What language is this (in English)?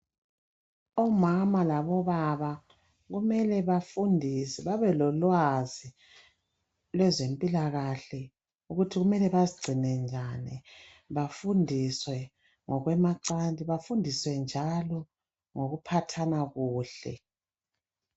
North Ndebele